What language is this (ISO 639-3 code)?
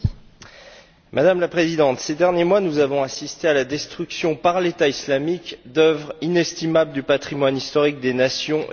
fra